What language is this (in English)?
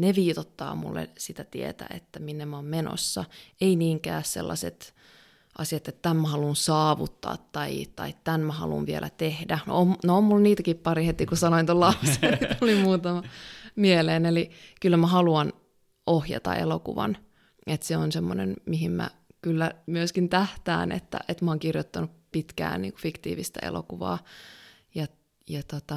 Finnish